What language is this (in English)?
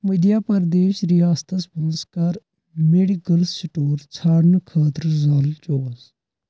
Kashmiri